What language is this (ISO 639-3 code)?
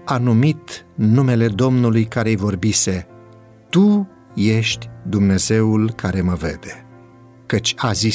ron